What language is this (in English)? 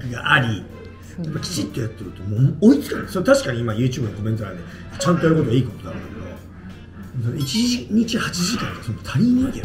Japanese